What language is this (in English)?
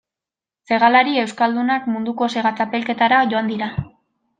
Basque